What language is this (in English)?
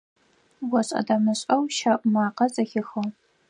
Adyghe